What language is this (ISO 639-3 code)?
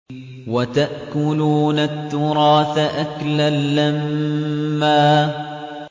ara